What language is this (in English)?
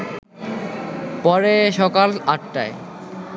Bangla